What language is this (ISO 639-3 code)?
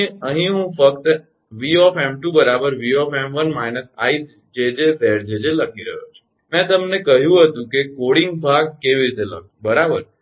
guj